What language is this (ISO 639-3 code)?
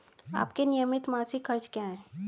hin